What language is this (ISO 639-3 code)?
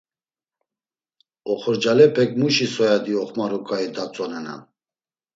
lzz